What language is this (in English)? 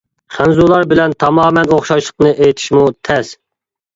Uyghur